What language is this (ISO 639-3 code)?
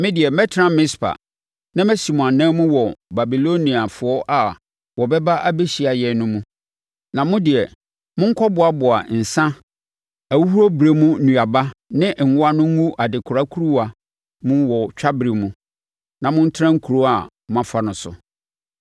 aka